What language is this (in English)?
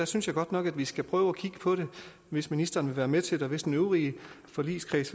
Danish